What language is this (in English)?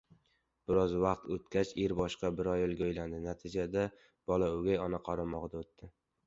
Uzbek